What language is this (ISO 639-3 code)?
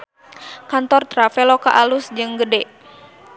sun